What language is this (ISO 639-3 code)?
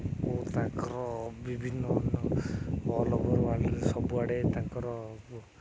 ori